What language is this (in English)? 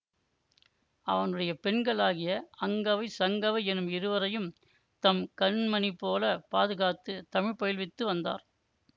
Tamil